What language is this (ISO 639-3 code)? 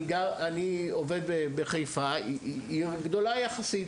heb